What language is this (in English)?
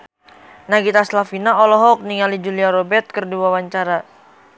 Sundanese